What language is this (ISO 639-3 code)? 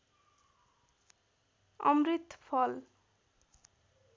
nep